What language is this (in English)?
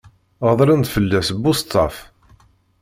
Kabyle